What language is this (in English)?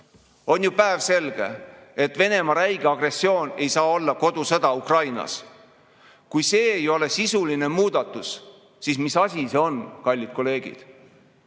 Estonian